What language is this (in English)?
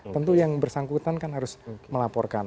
Indonesian